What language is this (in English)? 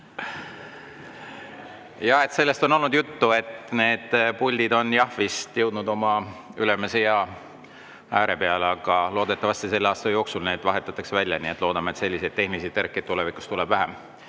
Estonian